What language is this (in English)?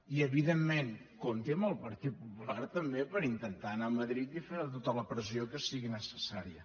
Catalan